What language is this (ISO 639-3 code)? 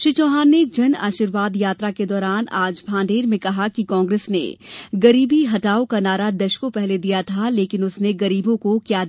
hin